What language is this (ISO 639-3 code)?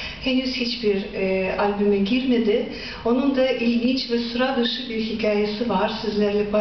tur